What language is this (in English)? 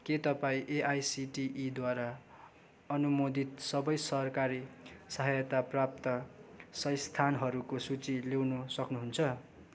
Nepali